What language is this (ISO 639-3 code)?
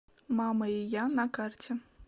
rus